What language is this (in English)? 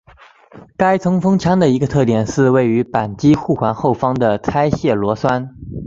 Chinese